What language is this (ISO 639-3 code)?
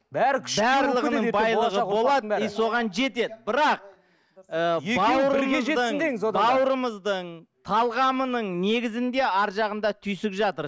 kaz